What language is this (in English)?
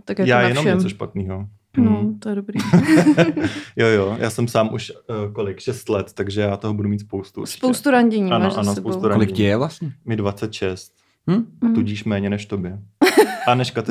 Czech